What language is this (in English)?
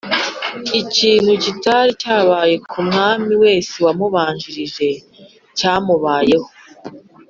Kinyarwanda